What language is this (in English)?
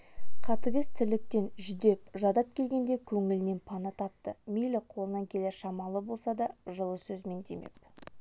Kazakh